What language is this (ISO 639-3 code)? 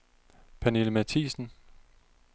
dan